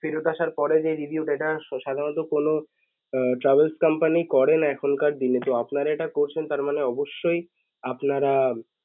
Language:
Bangla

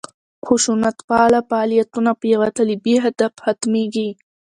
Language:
Pashto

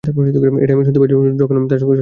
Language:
Bangla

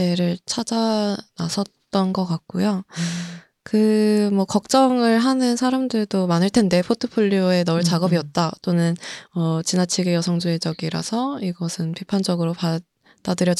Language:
Korean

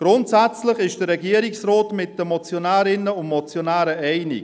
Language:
Swiss German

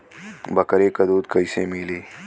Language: Bhojpuri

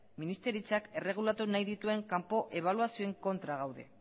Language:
Basque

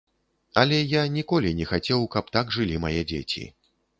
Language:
Belarusian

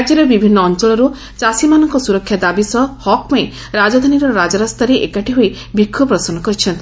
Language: Odia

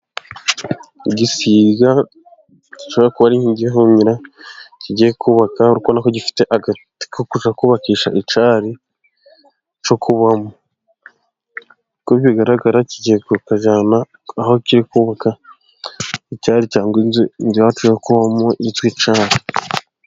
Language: Kinyarwanda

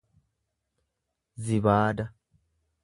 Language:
Oromo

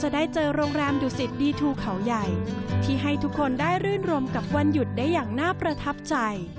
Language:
Thai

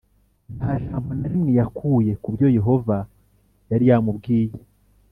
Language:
Kinyarwanda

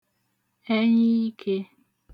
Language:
Igbo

